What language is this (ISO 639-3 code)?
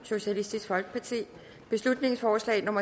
dan